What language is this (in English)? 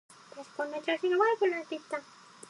Japanese